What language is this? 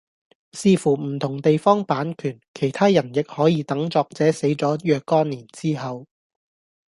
Cantonese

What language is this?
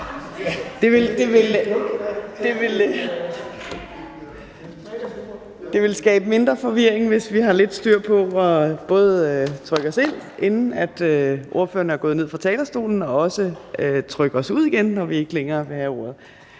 Danish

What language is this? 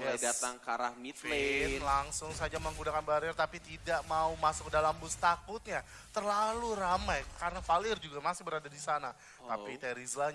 Indonesian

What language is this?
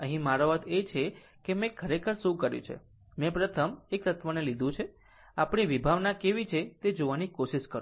Gujarati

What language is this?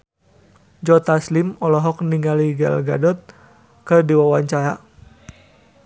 Sundanese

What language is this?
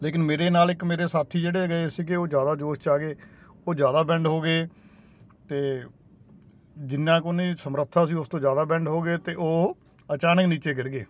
Punjabi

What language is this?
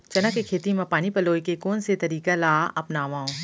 Chhattisgarhi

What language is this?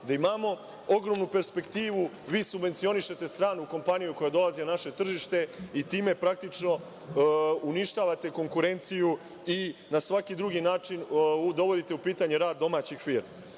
Serbian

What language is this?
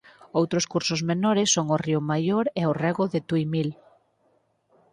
Galician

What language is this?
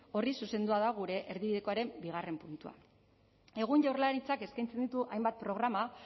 Basque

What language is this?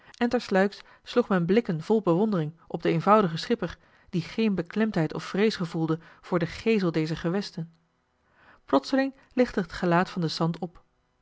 Dutch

